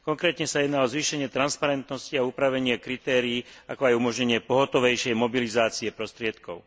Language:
Slovak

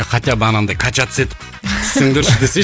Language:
Kazakh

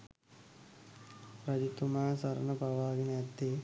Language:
Sinhala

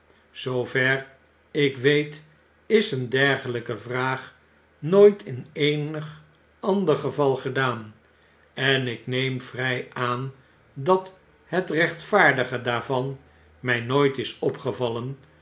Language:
Dutch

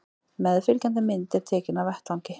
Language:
Icelandic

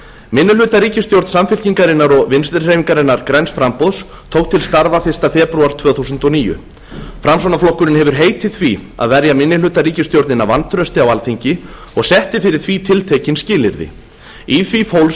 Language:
Icelandic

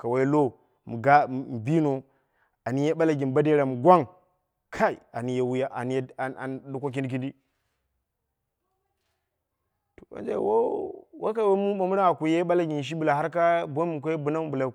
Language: Dera (Nigeria)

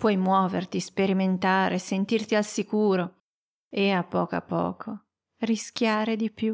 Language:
Italian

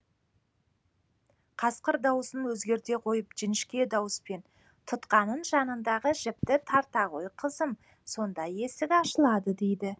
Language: Kazakh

